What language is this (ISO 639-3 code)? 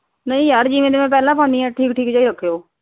pan